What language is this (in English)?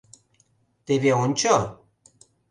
Mari